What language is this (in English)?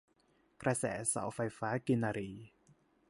Thai